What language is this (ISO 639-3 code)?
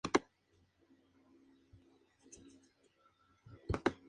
spa